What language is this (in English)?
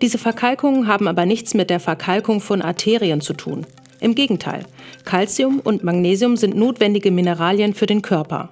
German